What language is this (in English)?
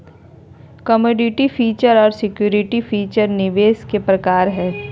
Magahi